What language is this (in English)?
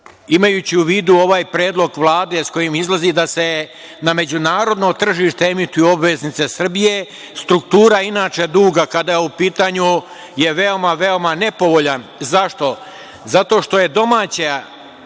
Serbian